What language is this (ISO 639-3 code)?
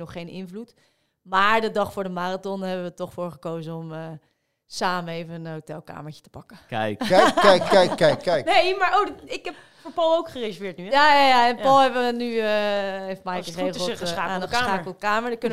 nld